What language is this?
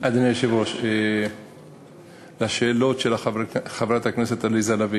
Hebrew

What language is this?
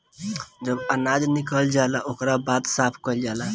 Bhojpuri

